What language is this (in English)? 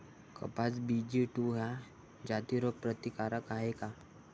Marathi